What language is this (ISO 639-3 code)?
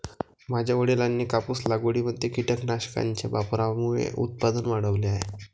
mar